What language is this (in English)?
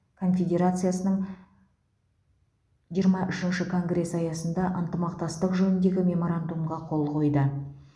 Kazakh